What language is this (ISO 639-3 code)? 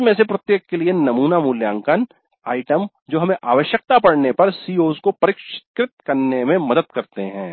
hin